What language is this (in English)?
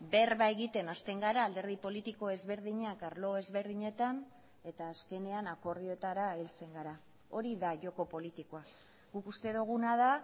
Basque